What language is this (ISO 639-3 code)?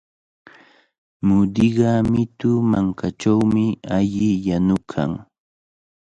qvl